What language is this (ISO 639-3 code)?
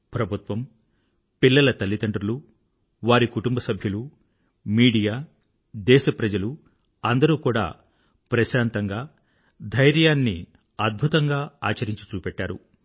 tel